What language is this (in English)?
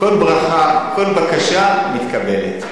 Hebrew